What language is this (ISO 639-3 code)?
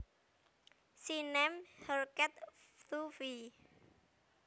jav